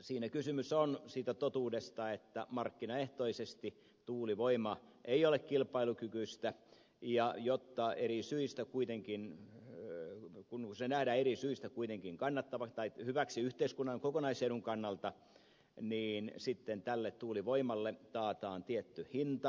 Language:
Finnish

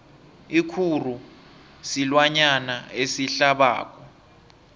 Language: South Ndebele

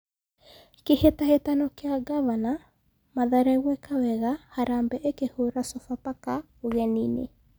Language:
Kikuyu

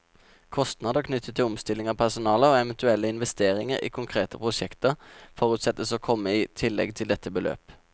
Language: Norwegian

